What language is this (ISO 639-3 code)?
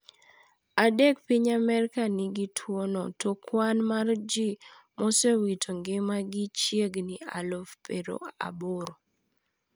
luo